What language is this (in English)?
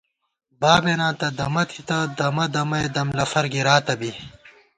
Gawar-Bati